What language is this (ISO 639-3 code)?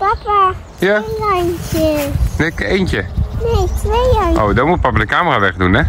nld